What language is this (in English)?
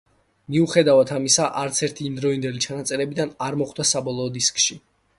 Georgian